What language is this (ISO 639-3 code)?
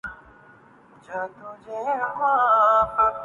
urd